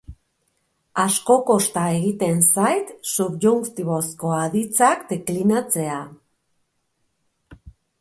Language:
Basque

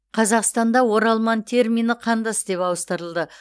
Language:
Kazakh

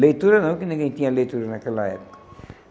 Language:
Portuguese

